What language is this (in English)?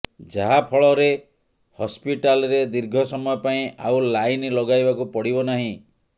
Odia